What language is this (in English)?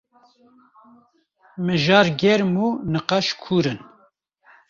Kurdish